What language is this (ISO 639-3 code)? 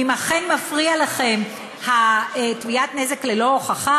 heb